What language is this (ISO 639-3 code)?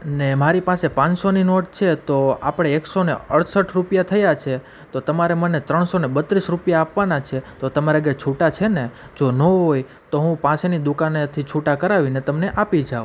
guj